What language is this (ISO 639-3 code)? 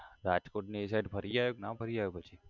guj